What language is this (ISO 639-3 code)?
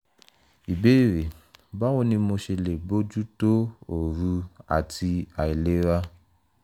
yor